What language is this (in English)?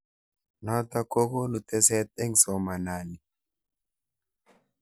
Kalenjin